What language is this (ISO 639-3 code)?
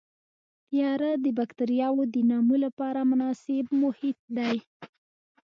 pus